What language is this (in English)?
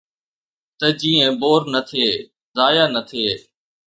Sindhi